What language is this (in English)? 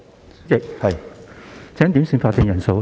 Cantonese